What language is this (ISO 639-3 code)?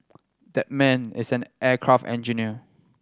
eng